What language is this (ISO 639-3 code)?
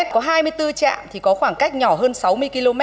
vie